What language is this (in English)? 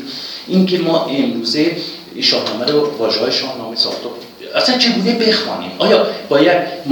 Persian